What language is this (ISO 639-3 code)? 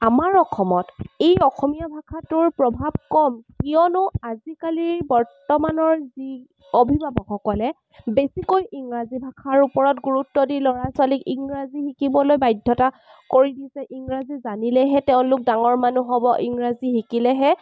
asm